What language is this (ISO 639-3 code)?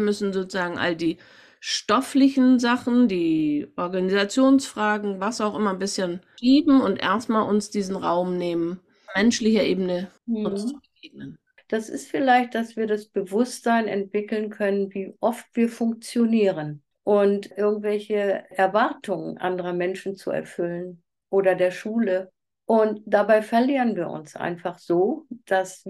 deu